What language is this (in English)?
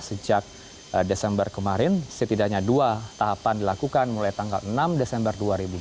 Indonesian